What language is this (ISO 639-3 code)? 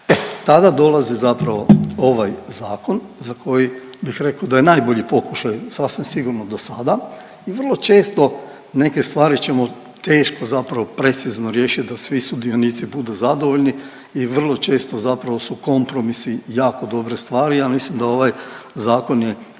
hrv